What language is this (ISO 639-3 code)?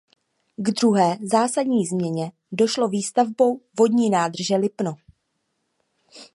ces